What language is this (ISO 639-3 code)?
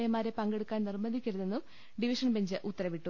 mal